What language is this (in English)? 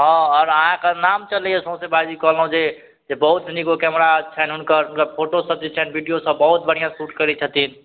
Maithili